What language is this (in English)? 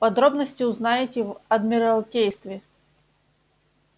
Russian